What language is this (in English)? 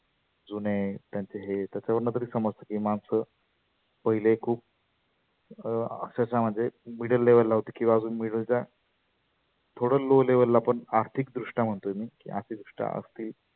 Marathi